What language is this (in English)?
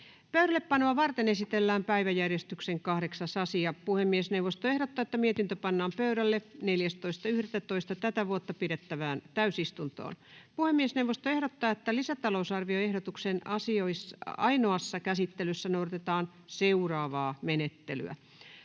Finnish